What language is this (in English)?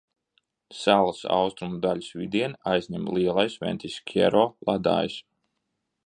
Latvian